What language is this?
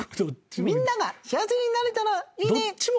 Japanese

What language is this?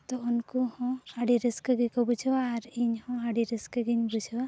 Santali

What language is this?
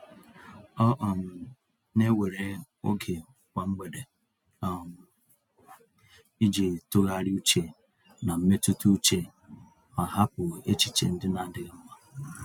Igbo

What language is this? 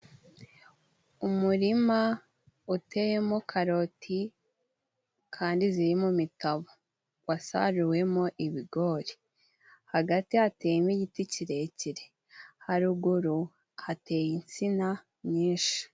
Kinyarwanda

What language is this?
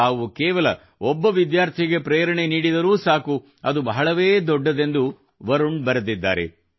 Kannada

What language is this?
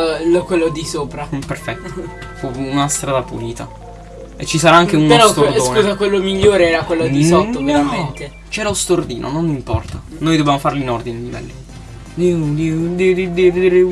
Italian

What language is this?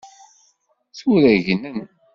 Kabyle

